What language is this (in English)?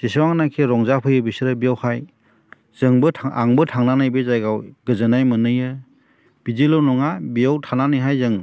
Bodo